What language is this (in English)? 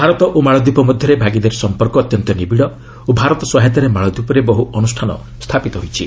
Odia